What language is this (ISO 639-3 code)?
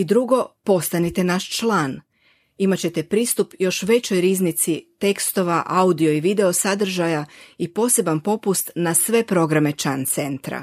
hrv